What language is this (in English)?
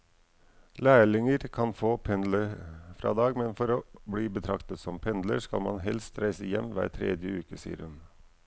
Norwegian